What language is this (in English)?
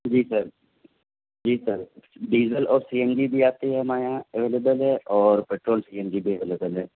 Urdu